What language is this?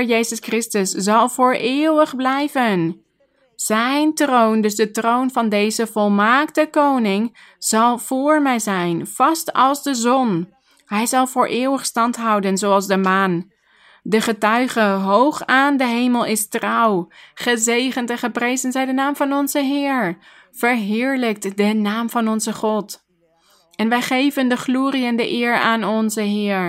Dutch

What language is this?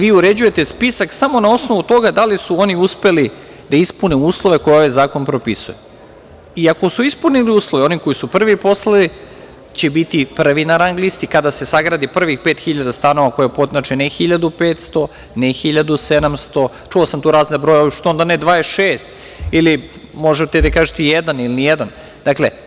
Serbian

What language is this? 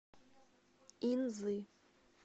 Russian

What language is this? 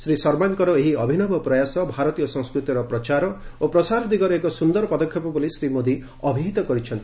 Odia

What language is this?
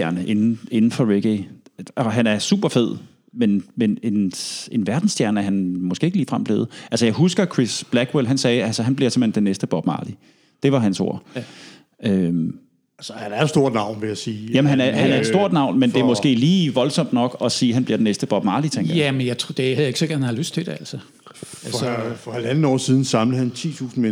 Danish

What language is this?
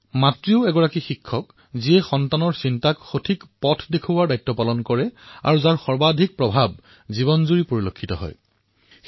Assamese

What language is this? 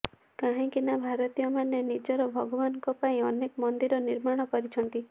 Odia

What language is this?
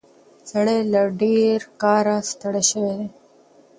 Pashto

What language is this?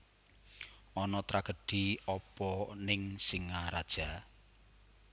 Javanese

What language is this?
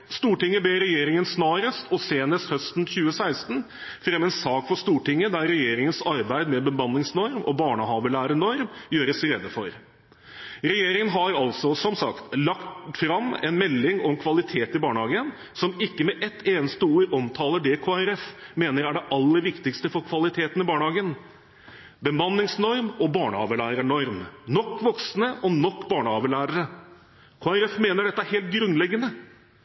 Norwegian Bokmål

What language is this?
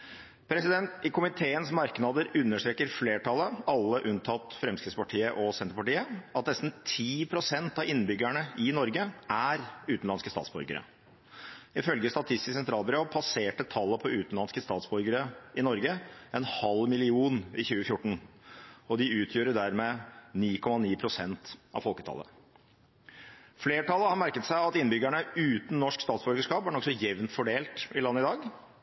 Norwegian Bokmål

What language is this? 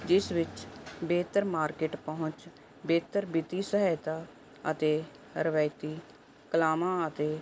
Punjabi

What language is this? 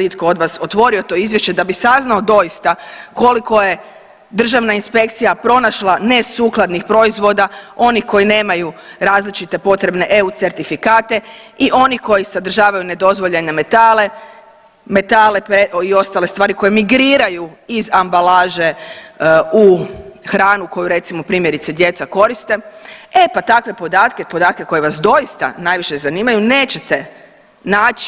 Croatian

